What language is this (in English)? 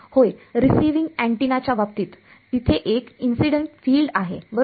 Marathi